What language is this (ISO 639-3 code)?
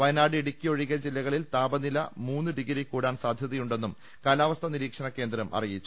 mal